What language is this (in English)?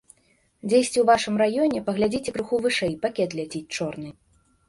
Belarusian